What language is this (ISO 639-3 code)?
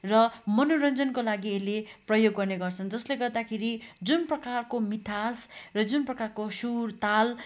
nep